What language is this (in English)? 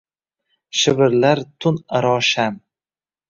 Uzbek